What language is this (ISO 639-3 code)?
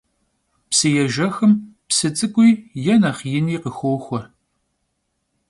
kbd